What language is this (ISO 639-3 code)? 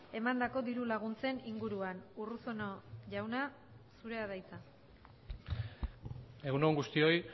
eus